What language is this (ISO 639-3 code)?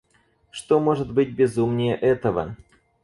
rus